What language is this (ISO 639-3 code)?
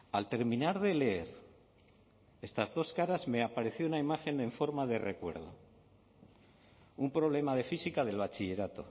spa